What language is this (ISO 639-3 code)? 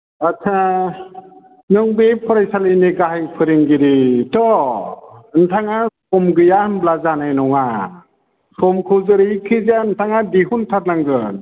brx